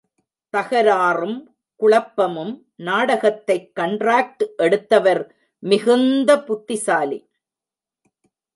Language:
Tamil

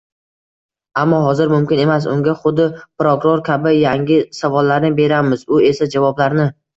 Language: Uzbek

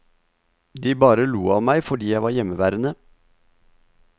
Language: Norwegian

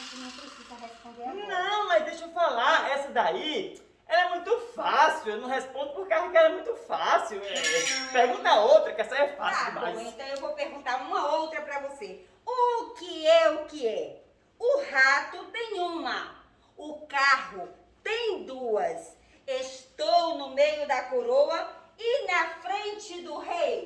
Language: Portuguese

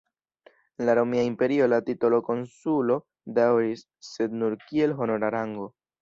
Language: Esperanto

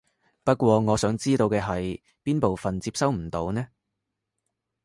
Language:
Cantonese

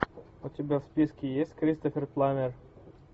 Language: Russian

